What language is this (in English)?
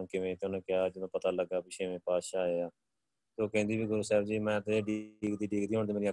Punjabi